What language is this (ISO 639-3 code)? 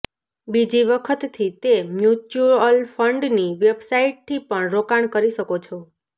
guj